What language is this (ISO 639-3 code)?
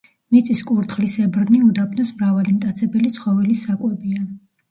kat